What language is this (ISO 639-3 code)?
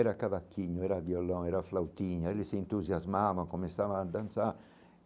por